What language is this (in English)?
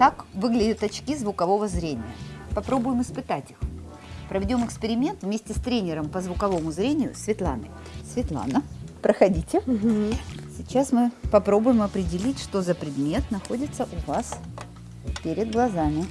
Russian